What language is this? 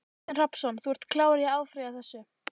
Icelandic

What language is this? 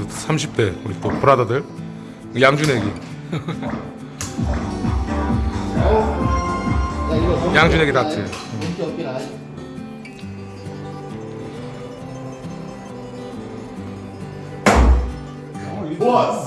Korean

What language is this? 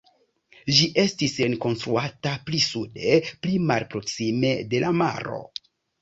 Esperanto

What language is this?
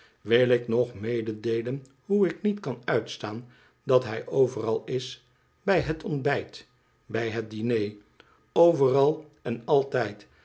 Dutch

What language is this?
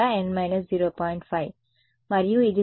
Telugu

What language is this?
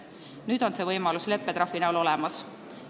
Estonian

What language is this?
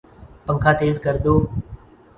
Urdu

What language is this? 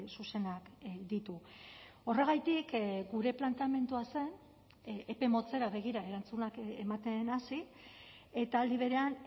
Basque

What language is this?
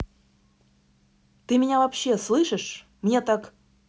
Russian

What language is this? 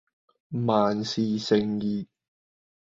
Cantonese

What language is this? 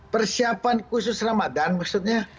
Indonesian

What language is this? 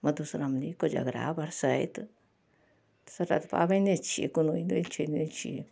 Maithili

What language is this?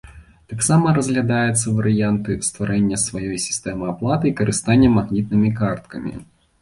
Belarusian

